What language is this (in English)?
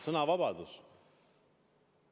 Estonian